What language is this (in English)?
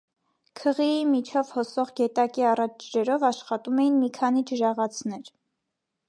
Armenian